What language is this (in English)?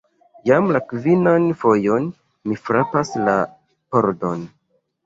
Esperanto